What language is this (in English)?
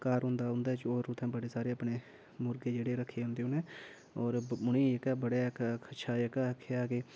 Dogri